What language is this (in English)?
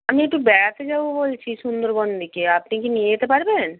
Bangla